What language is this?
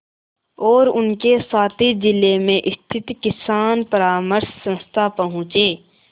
Hindi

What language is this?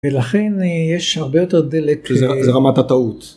Hebrew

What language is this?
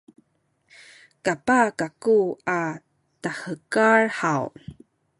Sakizaya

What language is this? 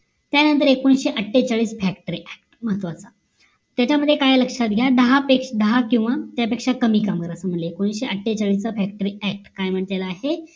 Marathi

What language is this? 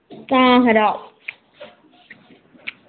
Dogri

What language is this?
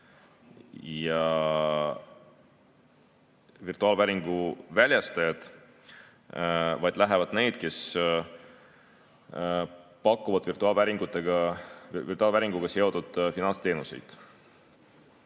Estonian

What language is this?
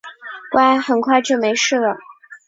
Chinese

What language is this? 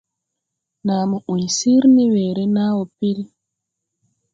Tupuri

